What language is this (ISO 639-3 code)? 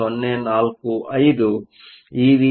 kan